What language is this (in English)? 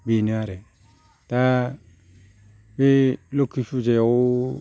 Bodo